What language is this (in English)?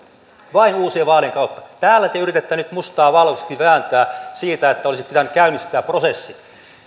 Finnish